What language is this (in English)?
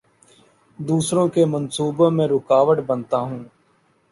Urdu